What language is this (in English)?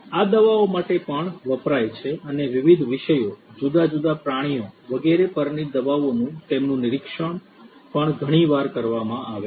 Gujarati